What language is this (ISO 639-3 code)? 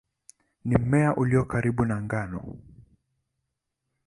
swa